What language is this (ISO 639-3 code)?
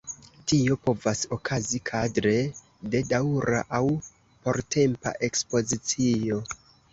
epo